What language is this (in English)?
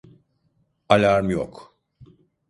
Turkish